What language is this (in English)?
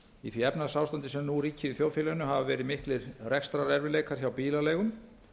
Icelandic